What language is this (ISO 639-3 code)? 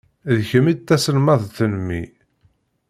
kab